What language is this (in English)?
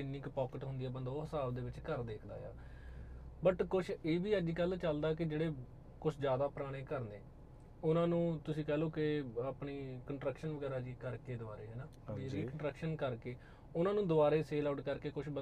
Punjabi